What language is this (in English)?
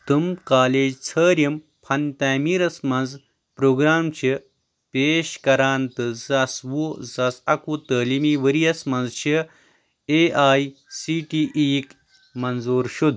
Kashmiri